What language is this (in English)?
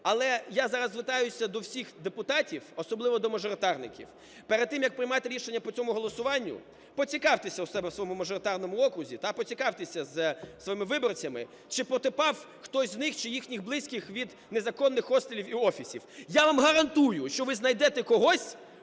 Ukrainian